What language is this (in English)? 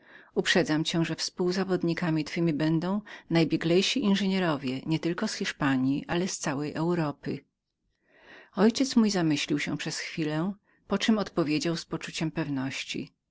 Polish